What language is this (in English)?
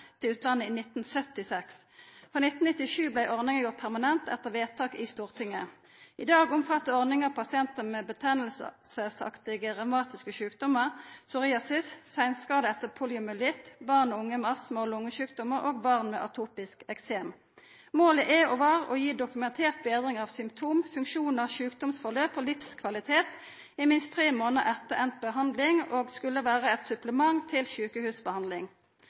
Norwegian Nynorsk